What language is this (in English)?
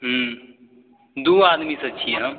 Maithili